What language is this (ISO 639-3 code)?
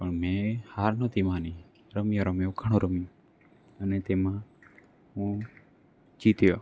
guj